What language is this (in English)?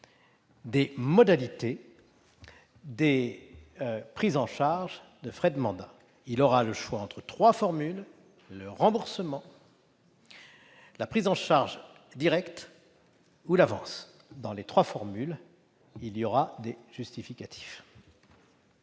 French